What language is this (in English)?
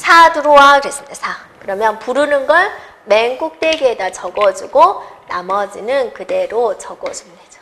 Korean